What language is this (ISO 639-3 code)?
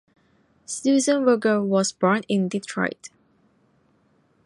eng